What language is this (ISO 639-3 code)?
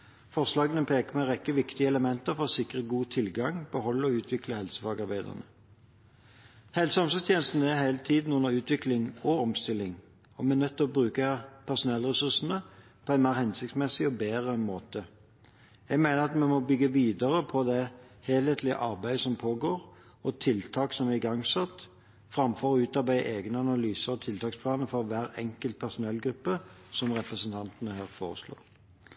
nob